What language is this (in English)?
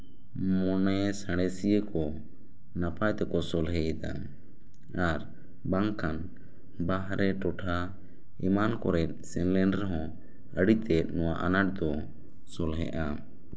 Santali